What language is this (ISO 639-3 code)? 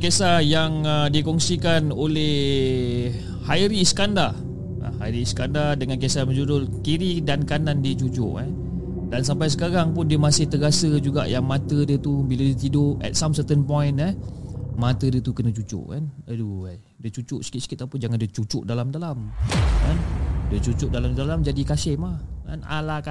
msa